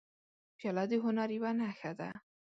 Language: Pashto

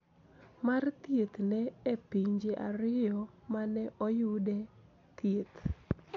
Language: Luo (Kenya and Tanzania)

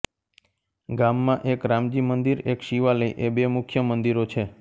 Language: Gujarati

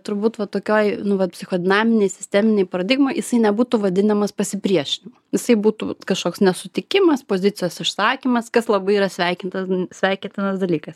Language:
Lithuanian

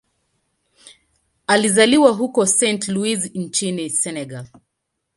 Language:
Swahili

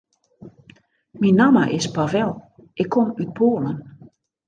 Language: Western Frisian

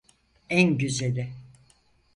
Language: Turkish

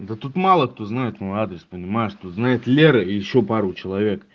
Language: Russian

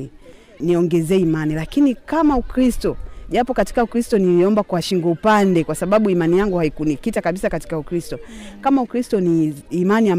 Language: Swahili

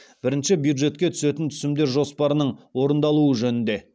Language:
Kazakh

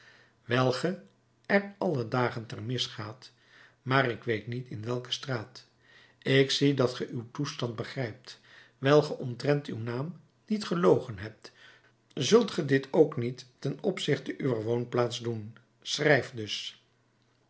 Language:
Dutch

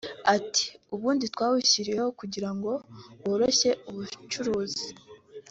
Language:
Kinyarwanda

